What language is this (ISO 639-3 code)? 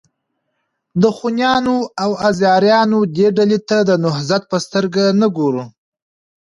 pus